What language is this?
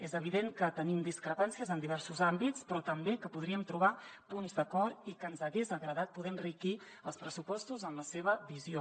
Catalan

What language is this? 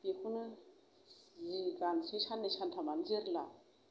Bodo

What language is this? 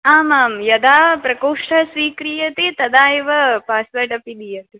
Sanskrit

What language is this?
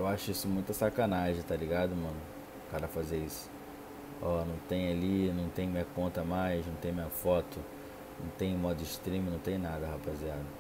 Portuguese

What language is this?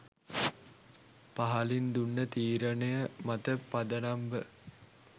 Sinhala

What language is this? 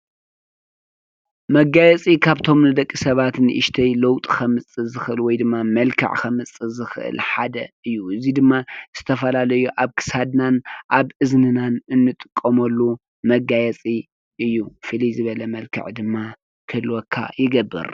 Tigrinya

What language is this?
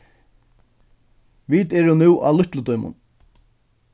Faroese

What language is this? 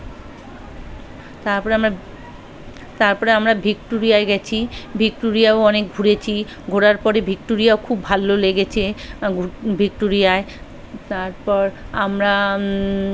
Bangla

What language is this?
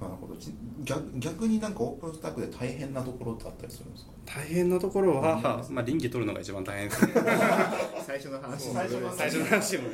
Japanese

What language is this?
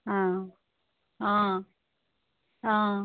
Assamese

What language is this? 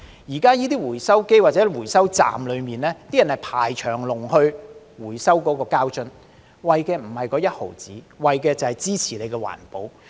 Cantonese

